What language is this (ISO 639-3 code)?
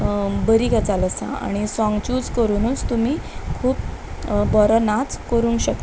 kok